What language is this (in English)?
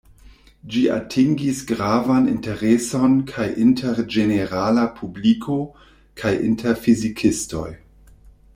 Esperanto